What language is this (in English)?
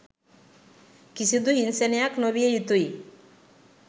Sinhala